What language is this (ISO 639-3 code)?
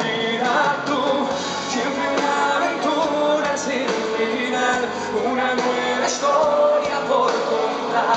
ell